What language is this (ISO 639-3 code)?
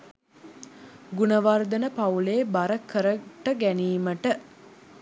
sin